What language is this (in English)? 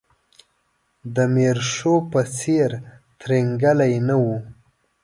Pashto